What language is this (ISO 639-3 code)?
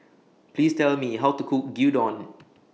eng